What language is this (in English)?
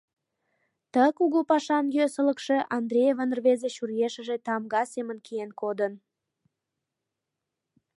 Mari